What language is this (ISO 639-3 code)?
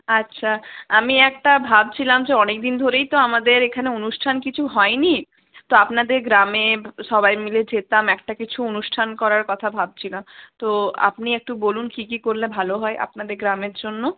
ben